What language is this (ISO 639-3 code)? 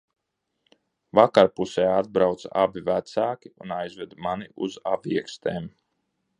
lav